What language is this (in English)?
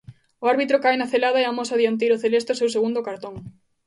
Galician